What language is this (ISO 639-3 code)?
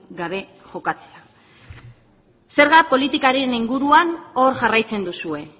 eus